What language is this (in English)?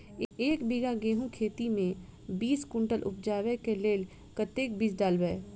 Maithili